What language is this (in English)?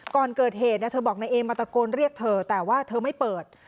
Thai